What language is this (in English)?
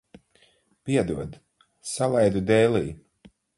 Latvian